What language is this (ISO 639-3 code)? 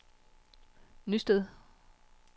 dan